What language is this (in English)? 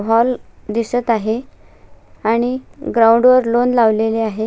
Marathi